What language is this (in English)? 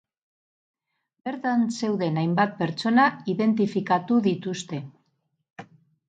Basque